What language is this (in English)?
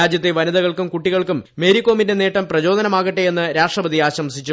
Malayalam